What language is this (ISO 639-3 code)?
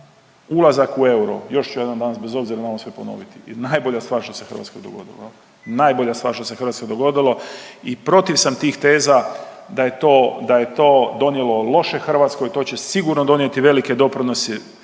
hrv